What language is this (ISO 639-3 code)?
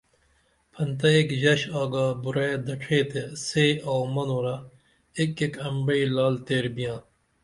dml